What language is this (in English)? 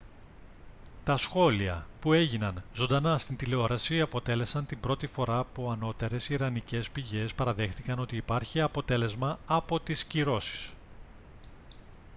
Greek